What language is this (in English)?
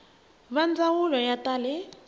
Tsonga